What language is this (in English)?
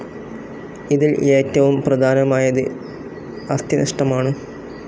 Malayalam